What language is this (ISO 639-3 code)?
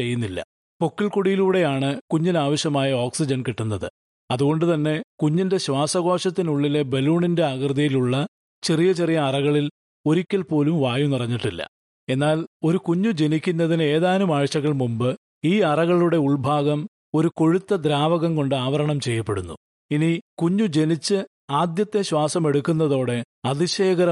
mal